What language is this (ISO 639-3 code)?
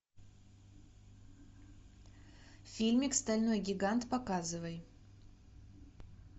rus